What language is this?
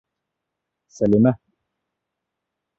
Bashkir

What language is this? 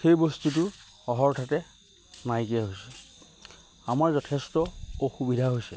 Assamese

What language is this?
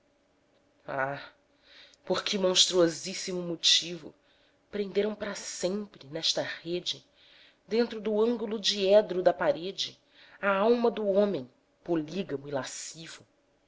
Portuguese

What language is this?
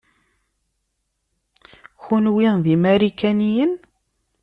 Kabyle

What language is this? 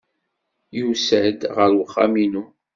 Kabyle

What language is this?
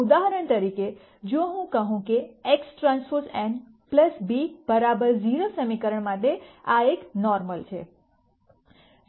Gujarati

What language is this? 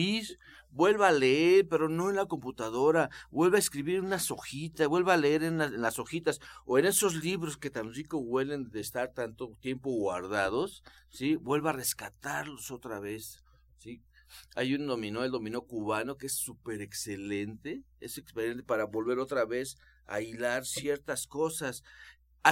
Spanish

